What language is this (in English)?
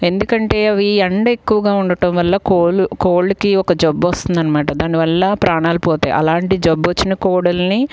Telugu